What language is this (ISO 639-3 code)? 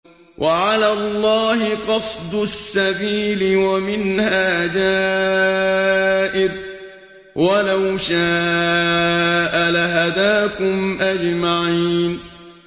ara